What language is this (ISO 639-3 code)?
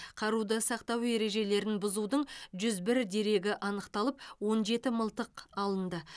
kaz